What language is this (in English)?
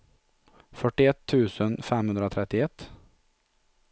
Swedish